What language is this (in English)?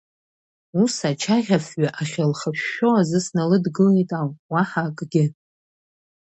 Abkhazian